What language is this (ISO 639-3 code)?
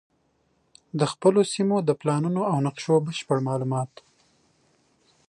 pus